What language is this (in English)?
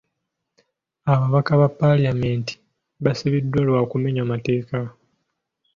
Ganda